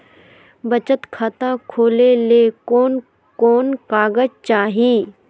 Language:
Magahi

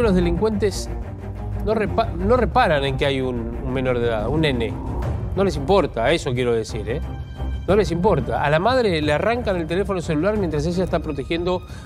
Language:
Spanish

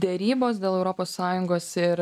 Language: Lithuanian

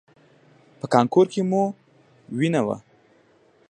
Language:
Pashto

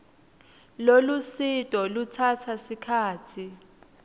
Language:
Swati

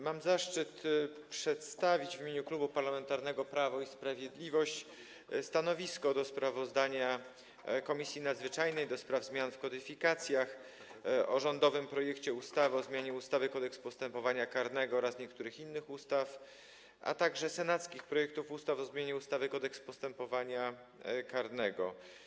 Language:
Polish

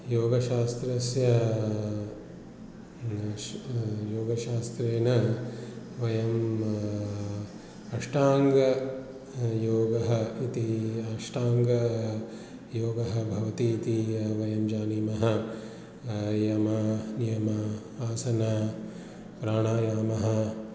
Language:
Sanskrit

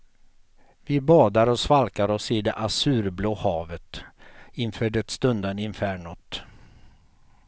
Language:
Swedish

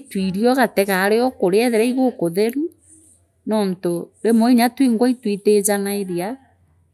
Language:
Meru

